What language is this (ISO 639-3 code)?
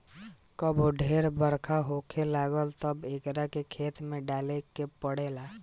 bho